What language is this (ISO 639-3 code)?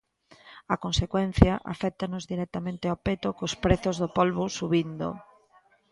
glg